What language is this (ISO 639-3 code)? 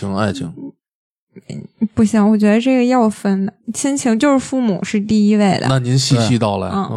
zho